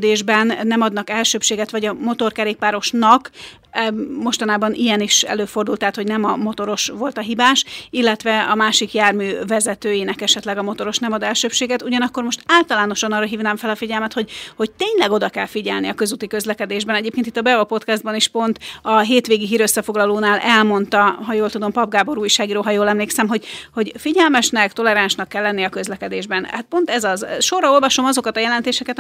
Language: Hungarian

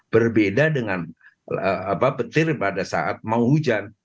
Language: Indonesian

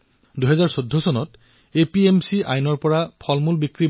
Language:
Assamese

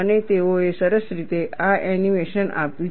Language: Gujarati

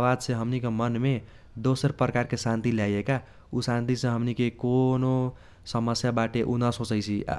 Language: Kochila Tharu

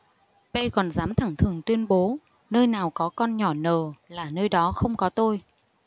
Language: Vietnamese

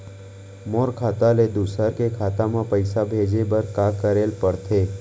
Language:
Chhattisgarhi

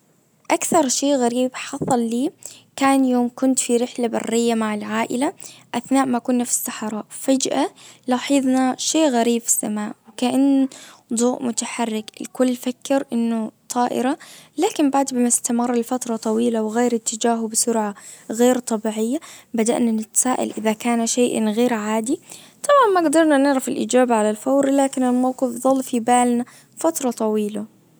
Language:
Najdi Arabic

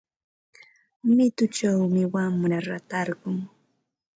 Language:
Ambo-Pasco Quechua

